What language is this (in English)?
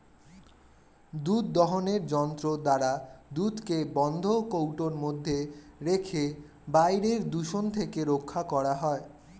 Bangla